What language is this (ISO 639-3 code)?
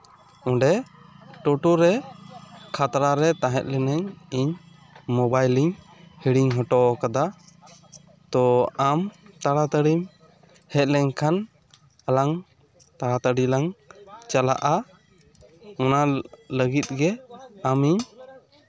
sat